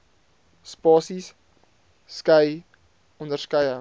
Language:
Afrikaans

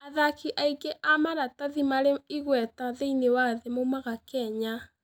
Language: Kikuyu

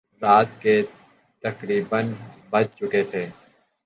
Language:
Urdu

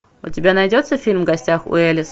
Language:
Russian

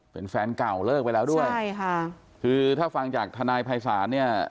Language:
Thai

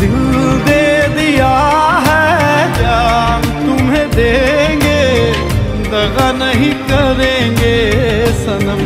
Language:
Hindi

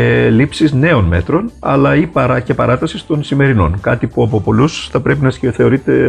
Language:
Greek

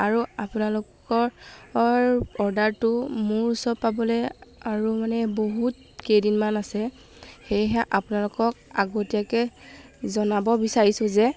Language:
Assamese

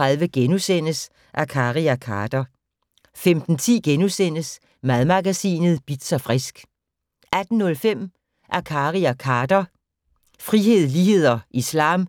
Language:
Danish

